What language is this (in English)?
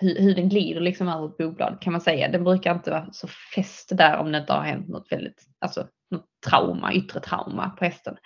Swedish